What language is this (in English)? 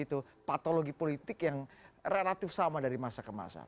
Indonesian